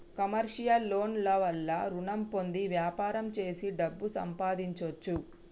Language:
Telugu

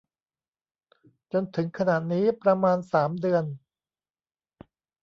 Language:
Thai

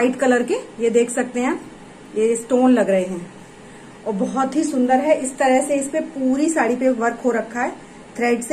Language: Hindi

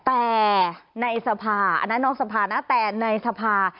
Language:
Thai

